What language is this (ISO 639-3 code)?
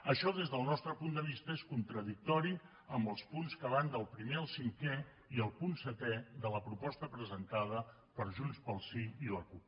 cat